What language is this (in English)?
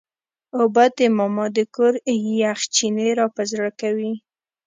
Pashto